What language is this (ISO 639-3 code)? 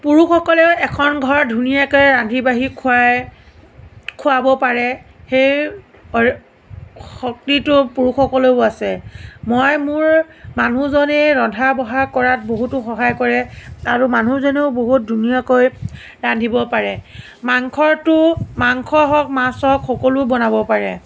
asm